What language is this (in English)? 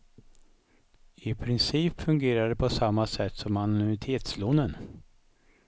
Swedish